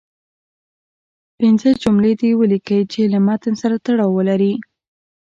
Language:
Pashto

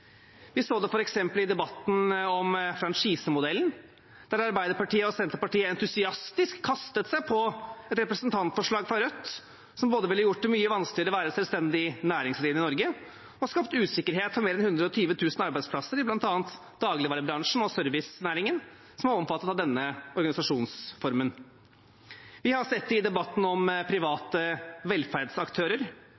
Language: Norwegian Bokmål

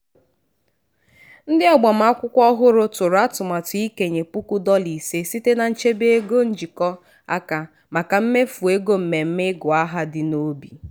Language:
Igbo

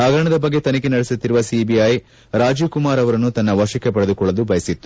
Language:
Kannada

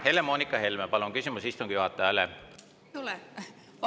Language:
Estonian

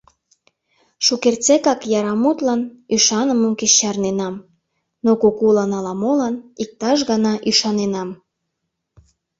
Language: Mari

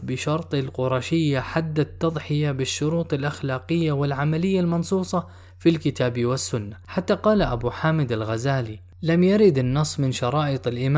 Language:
Arabic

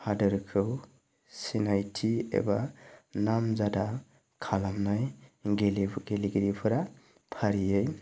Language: Bodo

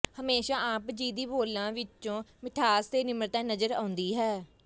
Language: Punjabi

